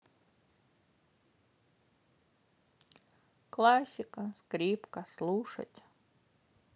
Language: Russian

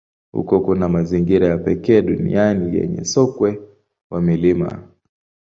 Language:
Swahili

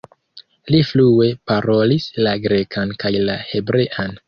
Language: Esperanto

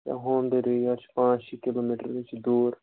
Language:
Kashmiri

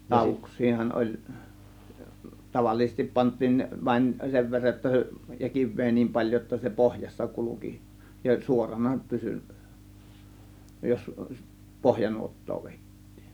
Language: Finnish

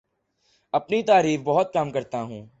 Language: Urdu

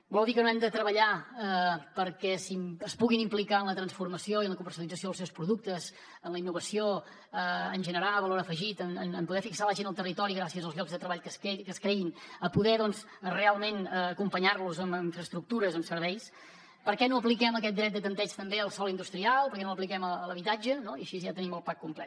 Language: Catalan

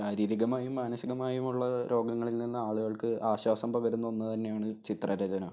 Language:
Malayalam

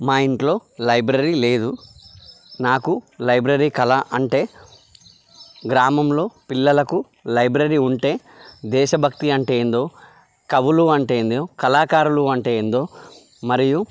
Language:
Telugu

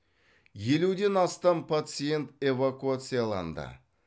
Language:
Kazakh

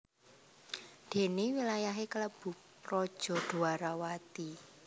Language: Javanese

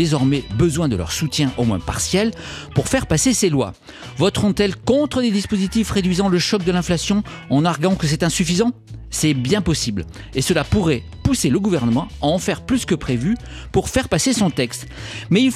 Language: French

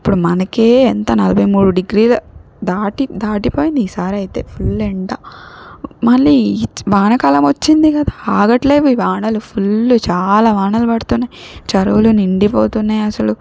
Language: Telugu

